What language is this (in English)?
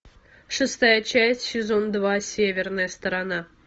Russian